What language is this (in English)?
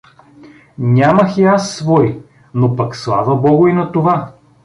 Bulgarian